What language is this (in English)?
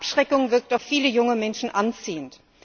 German